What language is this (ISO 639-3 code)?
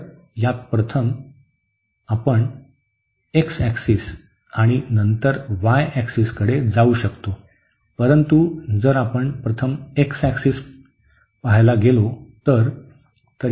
mar